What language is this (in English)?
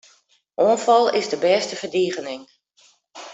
Western Frisian